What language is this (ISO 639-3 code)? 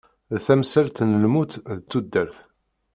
kab